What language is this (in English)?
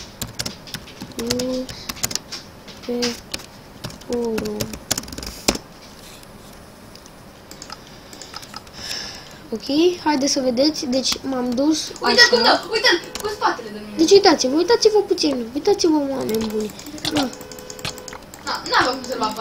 Romanian